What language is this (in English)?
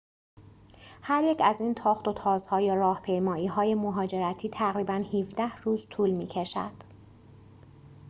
Persian